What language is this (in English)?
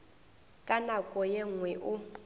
Northern Sotho